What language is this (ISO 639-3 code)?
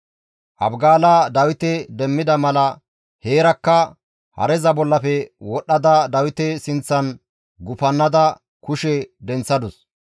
gmv